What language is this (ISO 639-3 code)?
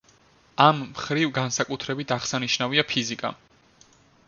kat